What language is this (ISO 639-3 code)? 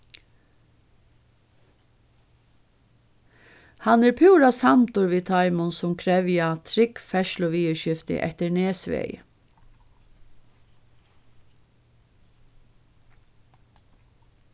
fao